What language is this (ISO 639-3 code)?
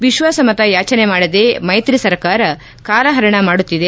kan